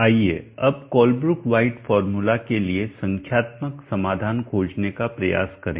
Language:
Hindi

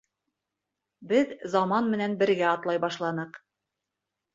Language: Bashkir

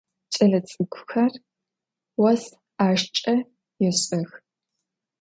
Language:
Adyghe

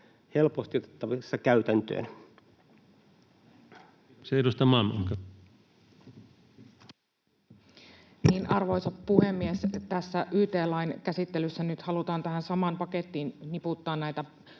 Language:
Finnish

